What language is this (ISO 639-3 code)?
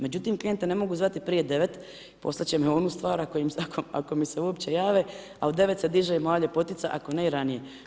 hrv